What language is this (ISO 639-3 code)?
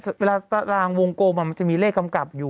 tha